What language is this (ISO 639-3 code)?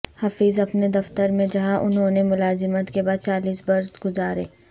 urd